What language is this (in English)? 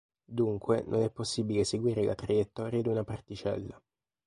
Italian